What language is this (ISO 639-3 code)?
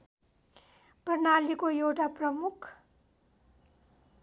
nep